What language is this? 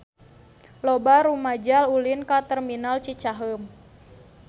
Sundanese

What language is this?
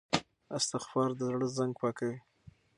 Pashto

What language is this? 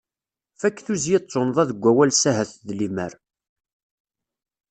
Kabyle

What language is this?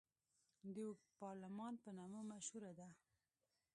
Pashto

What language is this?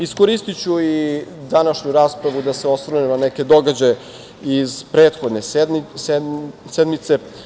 Serbian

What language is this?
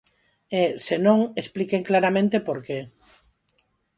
Galician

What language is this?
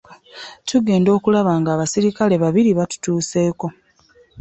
Ganda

